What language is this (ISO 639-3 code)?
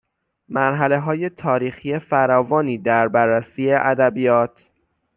fas